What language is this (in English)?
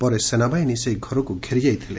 Odia